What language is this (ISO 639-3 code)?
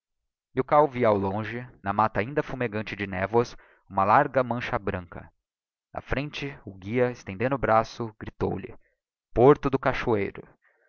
por